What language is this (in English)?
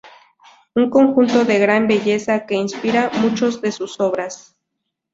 Spanish